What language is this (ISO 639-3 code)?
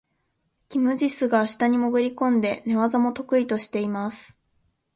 jpn